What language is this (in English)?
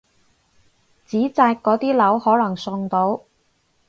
Cantonese